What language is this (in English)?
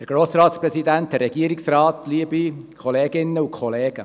Swiss German